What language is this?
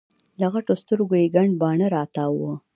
Pashto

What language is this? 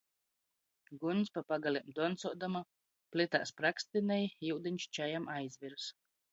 Latgalian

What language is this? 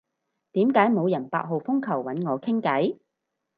Cantonese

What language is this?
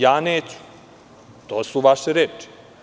Serbian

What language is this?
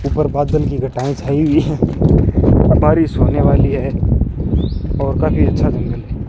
Hindi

